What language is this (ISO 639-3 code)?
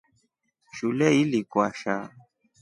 rof